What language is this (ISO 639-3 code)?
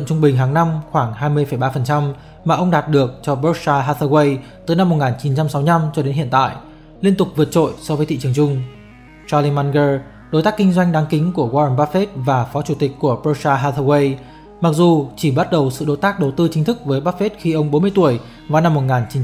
vie